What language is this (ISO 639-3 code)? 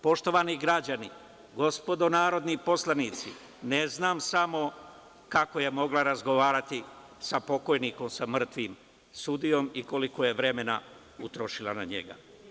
srp